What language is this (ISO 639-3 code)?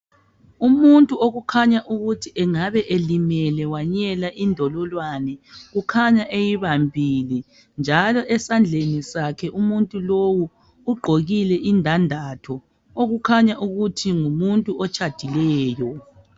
nde